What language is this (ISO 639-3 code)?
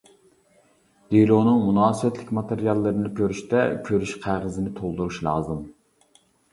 uig